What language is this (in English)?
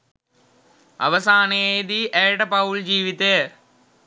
Sinhala